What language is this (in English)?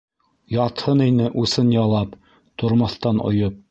Bashkir